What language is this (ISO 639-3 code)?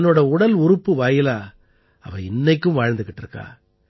tam